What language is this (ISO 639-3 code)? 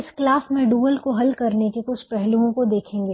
hin